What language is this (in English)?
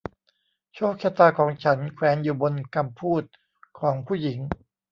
Thai